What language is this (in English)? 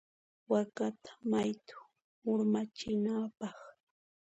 Puno Quechua